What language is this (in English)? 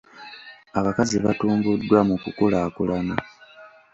Ganda